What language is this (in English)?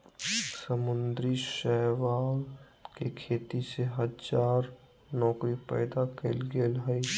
Magahi